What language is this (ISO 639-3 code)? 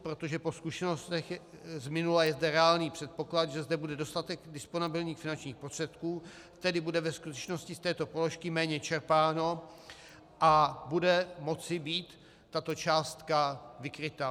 ces